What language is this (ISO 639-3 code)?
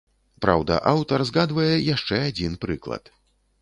bel